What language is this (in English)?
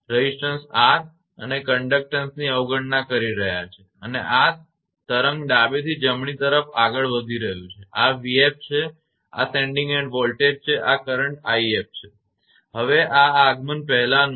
Gujarati